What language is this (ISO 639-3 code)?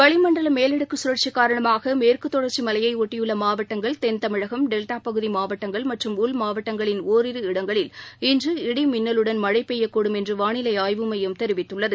tam